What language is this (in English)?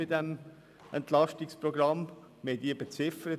Swiss German